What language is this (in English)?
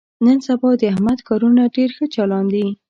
Pashto